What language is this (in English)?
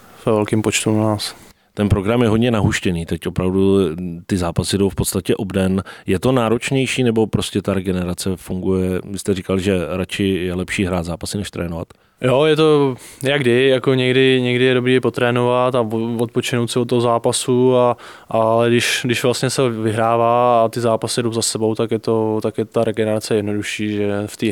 Czech